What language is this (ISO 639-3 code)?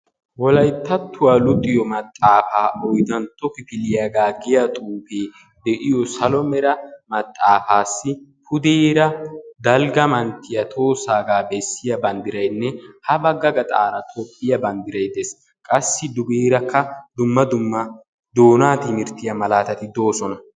wal